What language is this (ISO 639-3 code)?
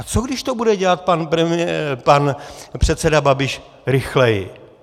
ces